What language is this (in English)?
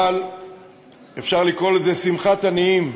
Hebrew